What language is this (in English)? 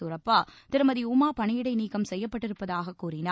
Tamil